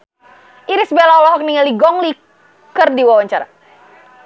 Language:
Sundanese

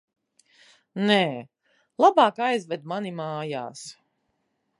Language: Latvian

